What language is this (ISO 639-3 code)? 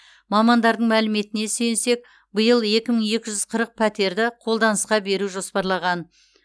kaz